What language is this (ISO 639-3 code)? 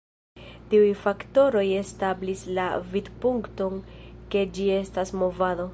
epo